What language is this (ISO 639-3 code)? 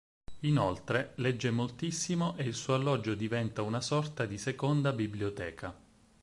ita